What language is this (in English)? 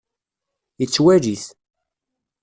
Kabyle